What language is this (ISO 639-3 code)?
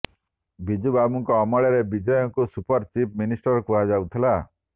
ori